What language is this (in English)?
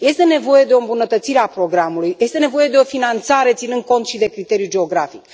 Romanian